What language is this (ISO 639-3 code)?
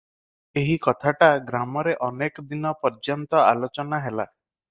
ori